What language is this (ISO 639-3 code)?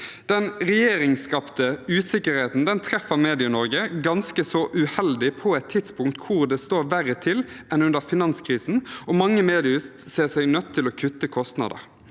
nor